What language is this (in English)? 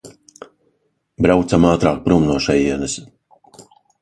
Latvian